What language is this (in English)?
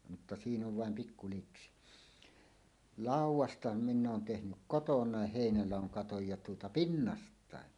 Finnish